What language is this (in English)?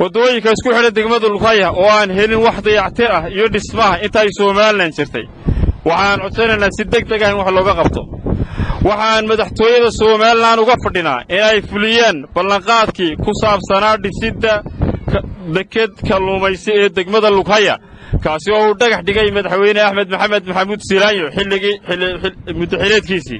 Arabic